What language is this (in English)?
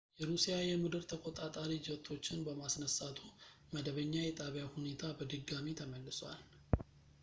Amharic